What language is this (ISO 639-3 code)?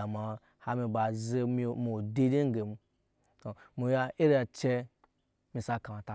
yes